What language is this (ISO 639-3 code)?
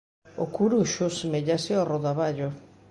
glg